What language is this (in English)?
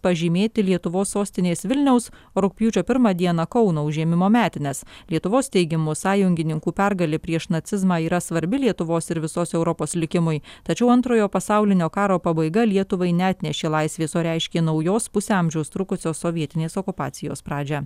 Lithuanian